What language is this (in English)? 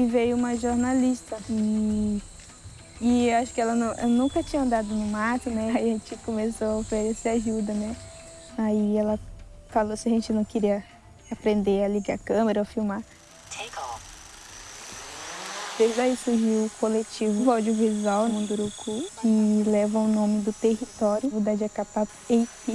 Portuguese